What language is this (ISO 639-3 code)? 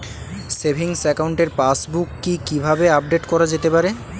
ben